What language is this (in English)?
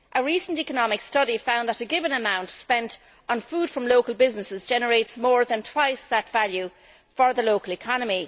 English